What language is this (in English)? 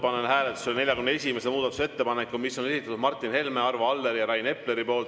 Estonian